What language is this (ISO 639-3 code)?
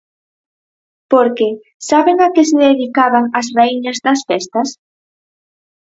glg